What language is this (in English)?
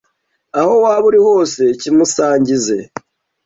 Kinyarwanda